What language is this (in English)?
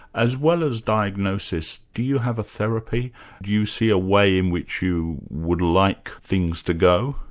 English